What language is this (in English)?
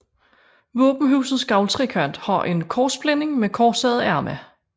Danish